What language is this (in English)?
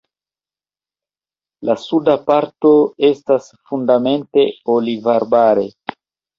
Esperanto